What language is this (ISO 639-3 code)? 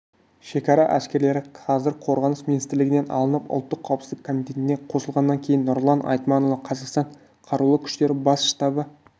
kaz